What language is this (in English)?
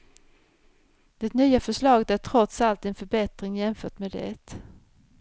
Swedish